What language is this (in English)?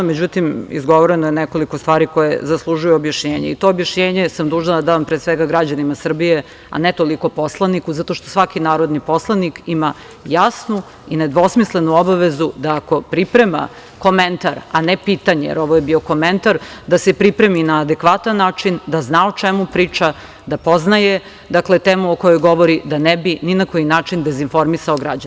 Serbian